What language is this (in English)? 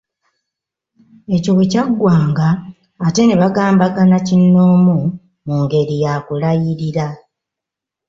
Ganda